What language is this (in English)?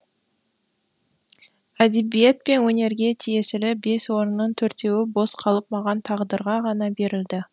Kazakh